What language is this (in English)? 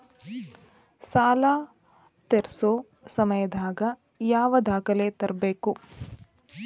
Kannada